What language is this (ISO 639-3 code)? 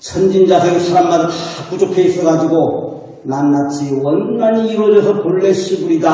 kor